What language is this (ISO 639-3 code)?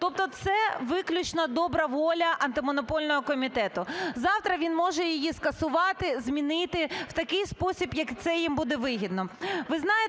ukr